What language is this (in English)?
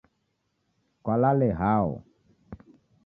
Taita